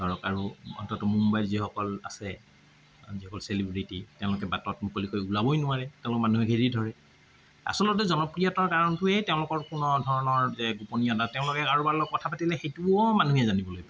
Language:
Assamese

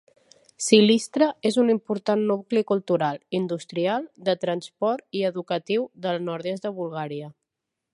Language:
Catalan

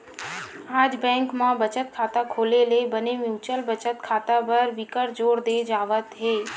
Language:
Chhattisgarhi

